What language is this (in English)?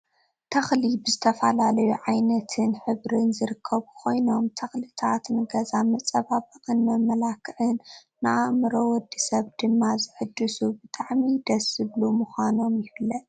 Tigrinya